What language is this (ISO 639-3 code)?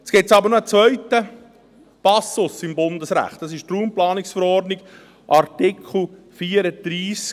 gsw